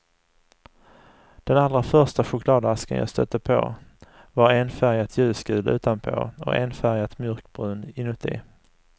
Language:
Swedish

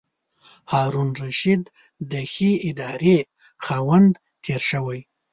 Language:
Pashto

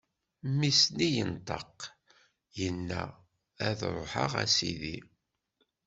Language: Kabyle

